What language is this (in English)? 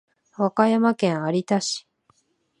Japanese